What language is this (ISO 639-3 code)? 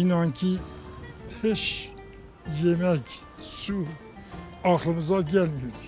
tur